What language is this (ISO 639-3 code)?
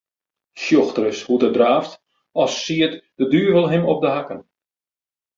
fry